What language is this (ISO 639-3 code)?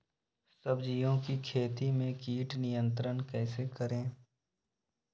mag